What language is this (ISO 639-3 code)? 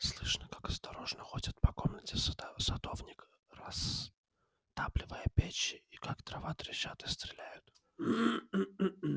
rus